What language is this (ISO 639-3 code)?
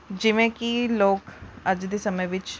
pan